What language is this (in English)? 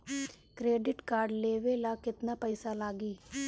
Bhojpuri